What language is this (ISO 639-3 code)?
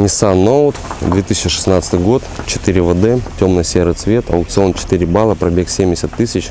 rus